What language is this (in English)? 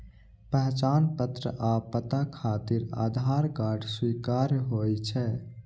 Maithili